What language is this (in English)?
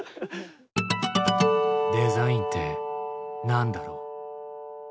Japanese